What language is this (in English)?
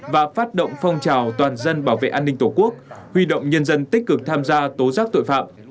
Vietnamese